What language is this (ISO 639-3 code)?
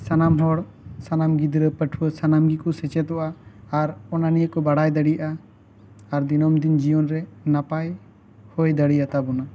sat